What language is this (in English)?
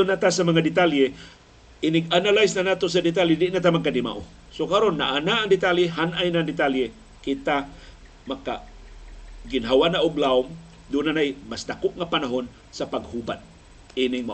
Filipino